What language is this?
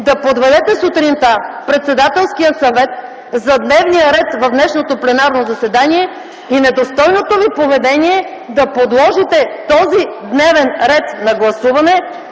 Bulgarian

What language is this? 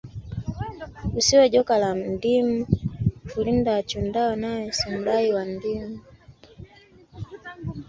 Swahili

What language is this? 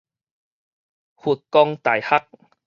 Min Nan Chinese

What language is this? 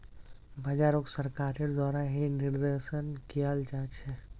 Magahi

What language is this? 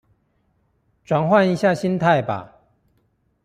Chinese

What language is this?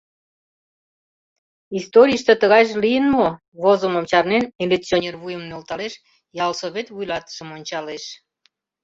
Mari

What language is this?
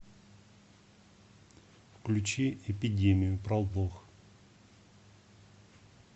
Russian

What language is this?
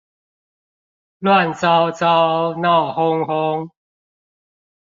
Chinese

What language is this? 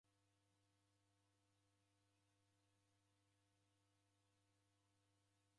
Taita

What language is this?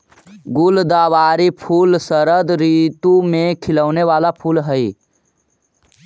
Magahi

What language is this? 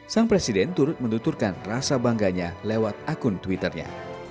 Indonesian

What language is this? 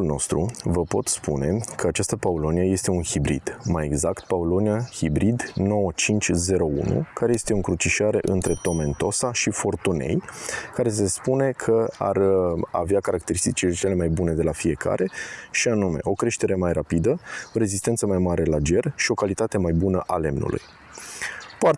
Romanian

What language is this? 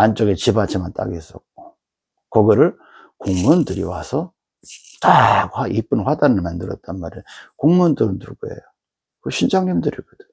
Korean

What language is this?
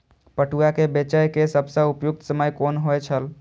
Maithili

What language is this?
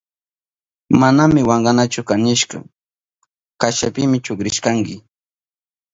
Southern Pastaza Quechua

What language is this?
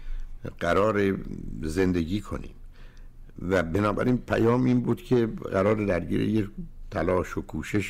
Persian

